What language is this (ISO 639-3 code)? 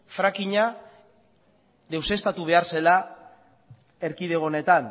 eus